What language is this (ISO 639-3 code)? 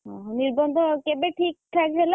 ori